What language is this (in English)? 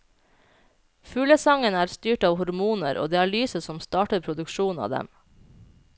Norwegian